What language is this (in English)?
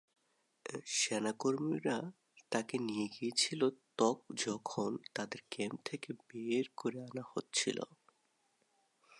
Bangla